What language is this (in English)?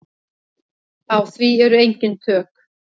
Icelandic